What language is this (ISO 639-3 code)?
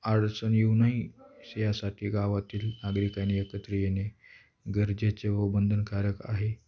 mar